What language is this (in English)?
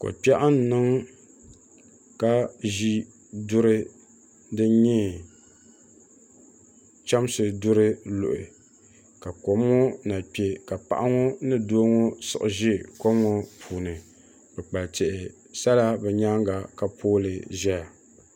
Dagbani